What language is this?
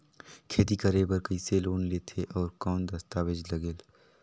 Chhattisgarhi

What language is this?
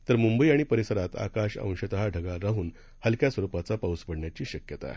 Marathi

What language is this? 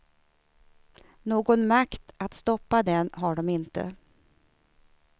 Swedish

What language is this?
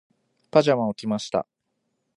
Japanese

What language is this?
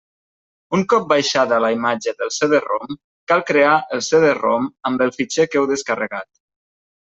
Catalan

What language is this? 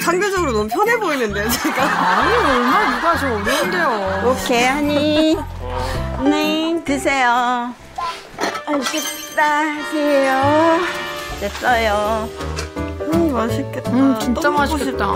Korean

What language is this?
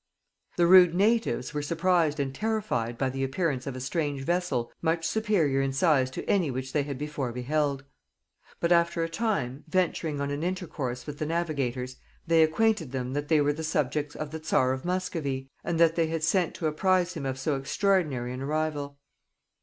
English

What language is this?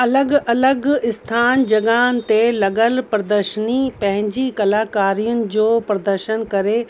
Sindhi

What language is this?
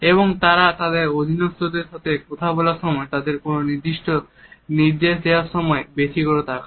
Bangla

